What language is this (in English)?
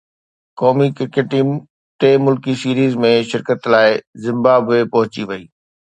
Sindhi